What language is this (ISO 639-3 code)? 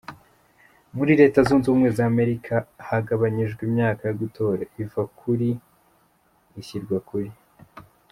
kin